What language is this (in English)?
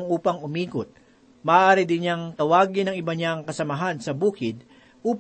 Filipino